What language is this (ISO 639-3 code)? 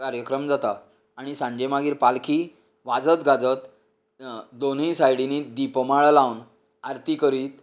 kok